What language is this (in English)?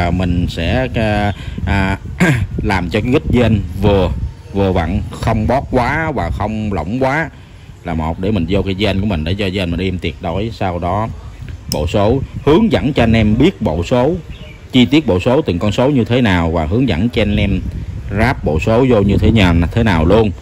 Vietnamese